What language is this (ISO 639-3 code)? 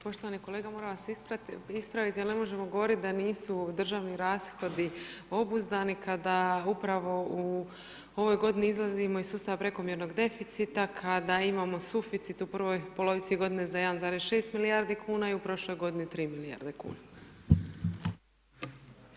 hrv